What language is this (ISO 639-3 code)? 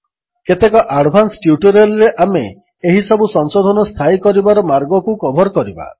ori